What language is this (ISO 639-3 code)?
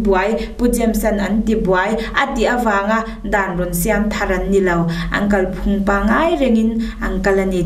tha